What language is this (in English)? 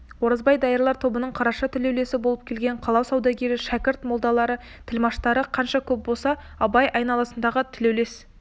Kazakh